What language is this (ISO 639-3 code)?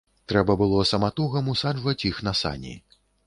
bel